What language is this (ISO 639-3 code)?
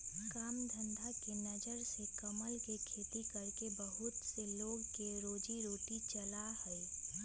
mag